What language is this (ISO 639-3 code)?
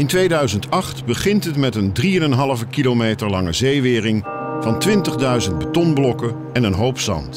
nld